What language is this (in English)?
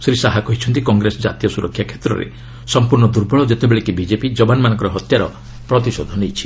Odia